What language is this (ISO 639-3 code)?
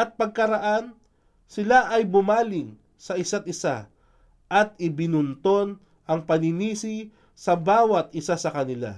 fil